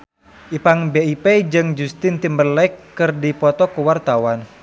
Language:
Sundanese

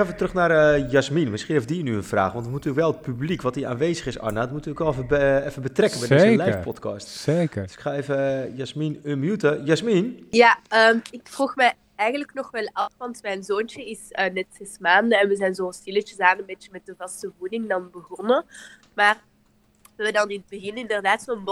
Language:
Dutch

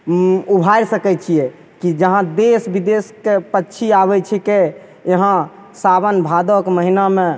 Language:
Maithili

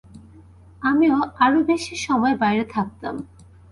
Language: Bangla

